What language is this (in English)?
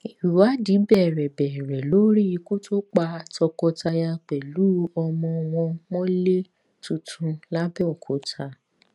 Yoruba